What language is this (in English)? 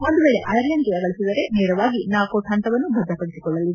Kannada